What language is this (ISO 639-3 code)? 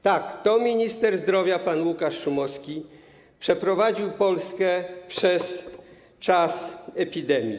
pol